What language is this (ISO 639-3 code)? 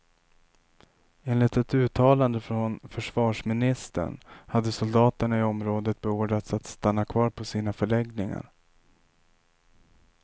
swe